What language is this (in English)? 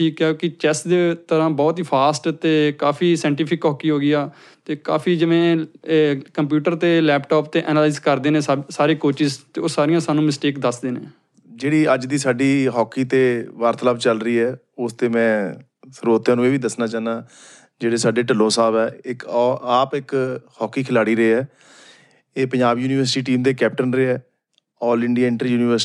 Punjabi